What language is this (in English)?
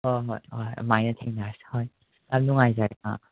Manipuri